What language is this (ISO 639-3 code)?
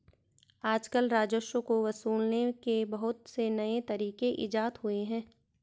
hin